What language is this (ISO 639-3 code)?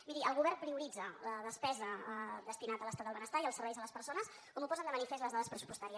cat